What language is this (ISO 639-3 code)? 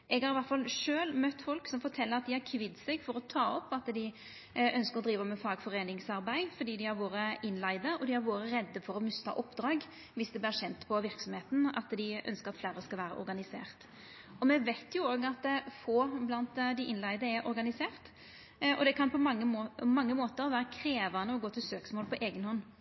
nno